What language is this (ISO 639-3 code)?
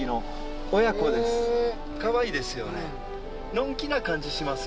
jpn